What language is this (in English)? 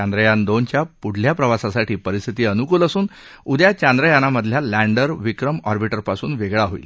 Marathi